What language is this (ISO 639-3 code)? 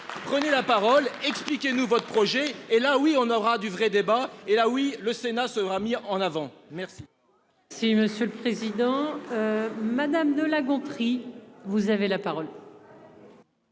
fra